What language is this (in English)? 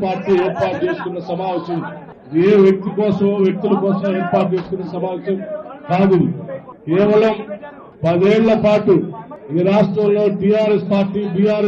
Telugu